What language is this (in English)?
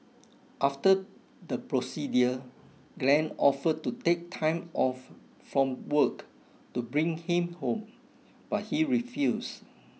English